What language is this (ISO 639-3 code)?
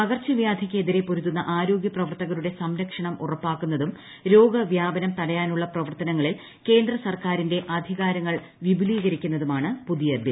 mal